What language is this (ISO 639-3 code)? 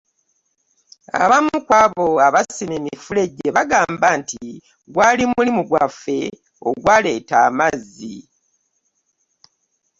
lug